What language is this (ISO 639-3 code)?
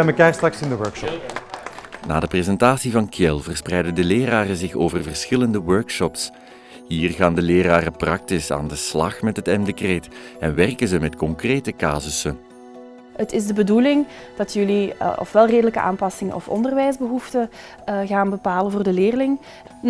nld